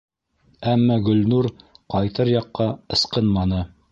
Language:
Bashkir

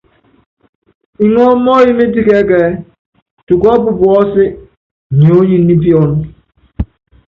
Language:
Yangben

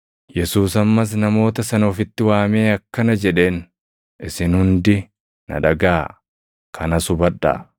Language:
Oromo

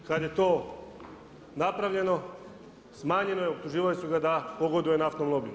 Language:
Croatian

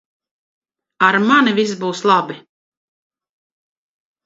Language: Latvian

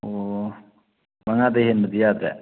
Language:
Manipuri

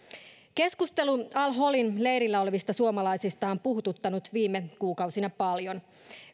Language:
Finnish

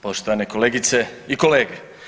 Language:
Croatian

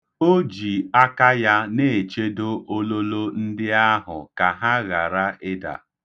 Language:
Igbo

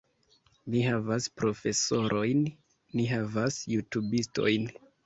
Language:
Esperanto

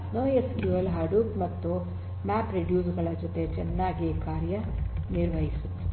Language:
Kannada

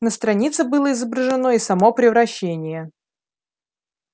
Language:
Russian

